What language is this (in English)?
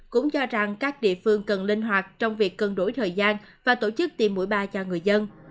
Vietnamese